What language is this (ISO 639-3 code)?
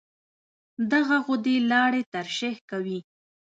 pus